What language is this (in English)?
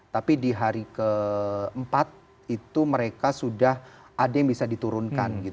Indonesian